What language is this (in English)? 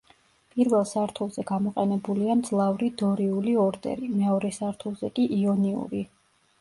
Georgian